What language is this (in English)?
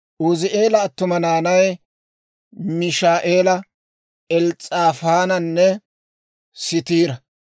Dawro